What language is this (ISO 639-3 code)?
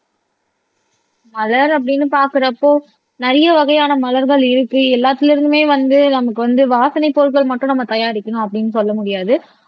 tam